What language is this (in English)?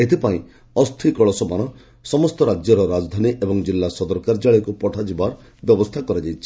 Odia